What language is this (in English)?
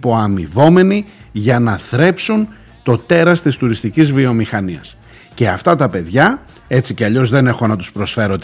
Greek